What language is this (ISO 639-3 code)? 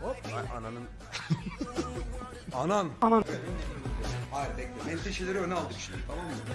tur